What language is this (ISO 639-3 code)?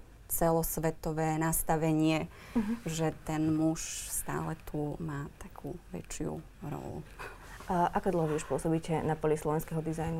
slk